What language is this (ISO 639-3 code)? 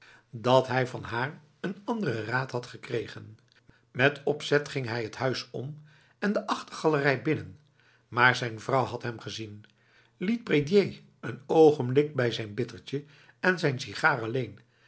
nld